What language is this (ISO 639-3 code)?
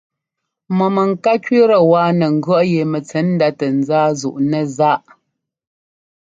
jgo